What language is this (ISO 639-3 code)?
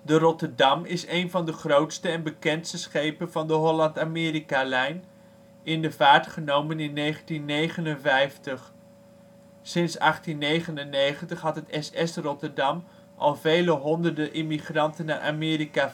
nld